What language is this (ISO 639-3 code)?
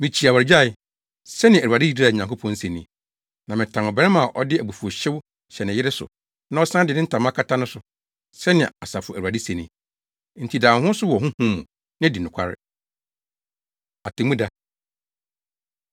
aka